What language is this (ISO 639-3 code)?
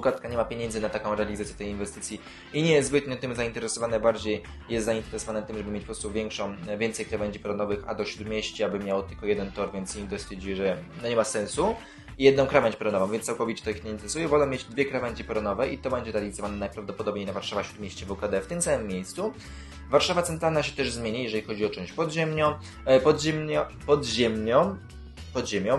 pol